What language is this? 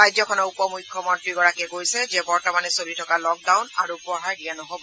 Assamese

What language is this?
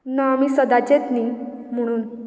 Konkani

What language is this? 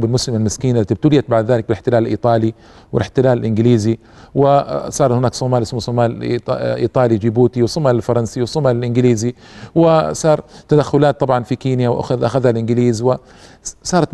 Arabic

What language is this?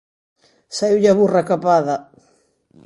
Galician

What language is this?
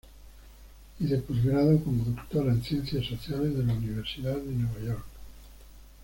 Spanish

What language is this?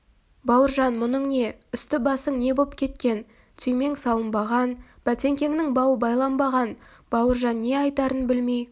Kazakh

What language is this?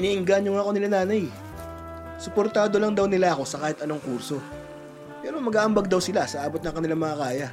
Filipino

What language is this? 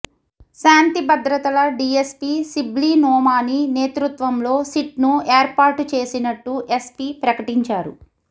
Telugu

